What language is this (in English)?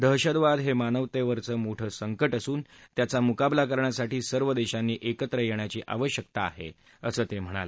Marathi